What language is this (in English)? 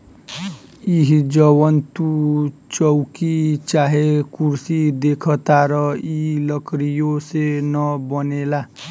Bhojpuri